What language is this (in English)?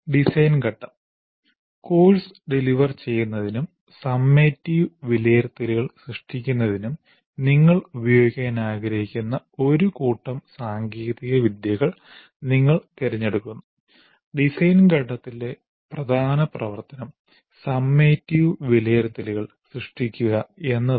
Malayalam